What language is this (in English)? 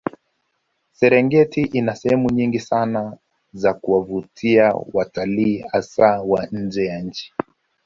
Swahili